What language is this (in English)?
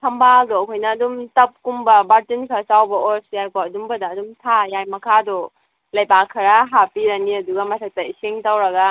Manipuri